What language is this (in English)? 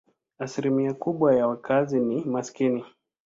Swahili